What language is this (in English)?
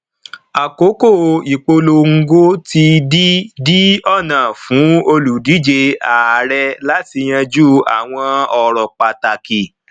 Yoruba